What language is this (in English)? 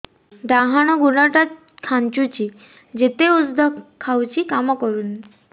Odia